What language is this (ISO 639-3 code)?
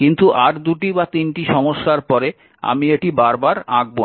ben